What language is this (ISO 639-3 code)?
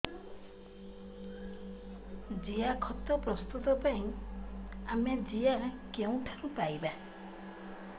ori